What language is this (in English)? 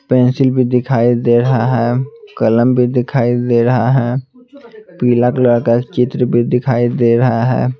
Hindi